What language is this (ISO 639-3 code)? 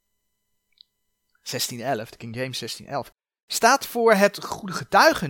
nld